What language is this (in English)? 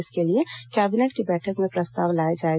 Hindi